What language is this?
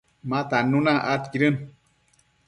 Matsés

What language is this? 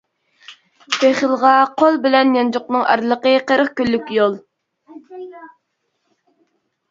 Uyghur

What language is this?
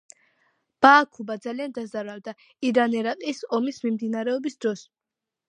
Georgian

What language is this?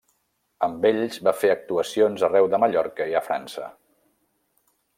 Catalan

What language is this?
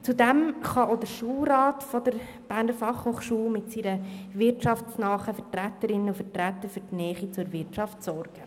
Swiss German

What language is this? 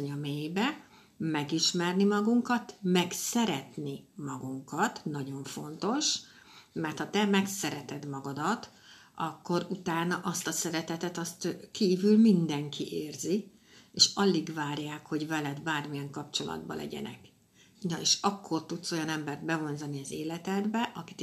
Hungarian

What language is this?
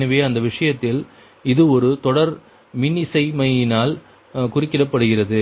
Tamil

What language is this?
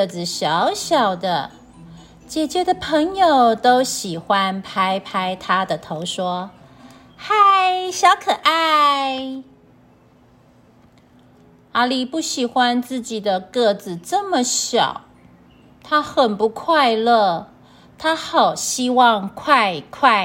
Chinese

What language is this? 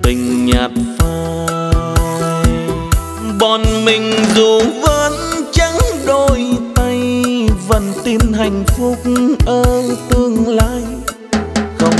Vietnamese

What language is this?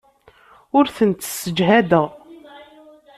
Kabyle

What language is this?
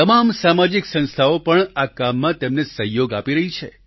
Gujarati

